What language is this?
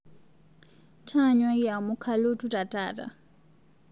Masai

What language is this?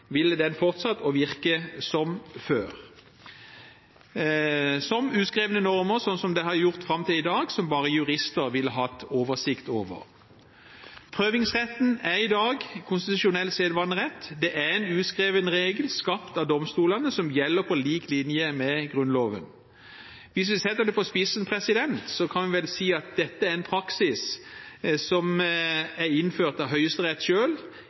Norwegian Bokmål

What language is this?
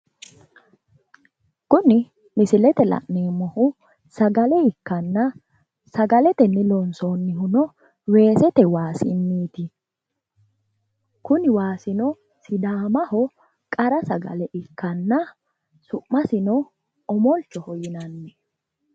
Sidamo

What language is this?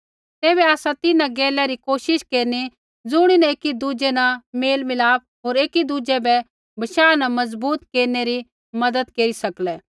Kullu Pahari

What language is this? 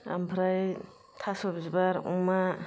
Bodo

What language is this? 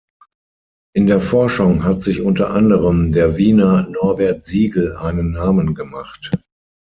German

